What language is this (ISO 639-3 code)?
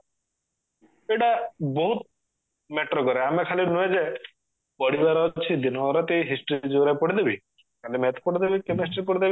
ori